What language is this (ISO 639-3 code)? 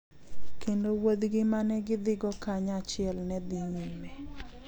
luo